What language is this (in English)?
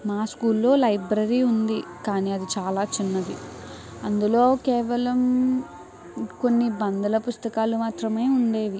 Telugu